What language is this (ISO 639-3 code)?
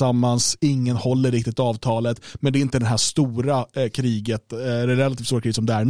swe